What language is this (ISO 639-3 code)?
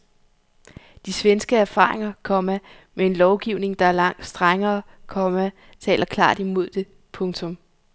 dan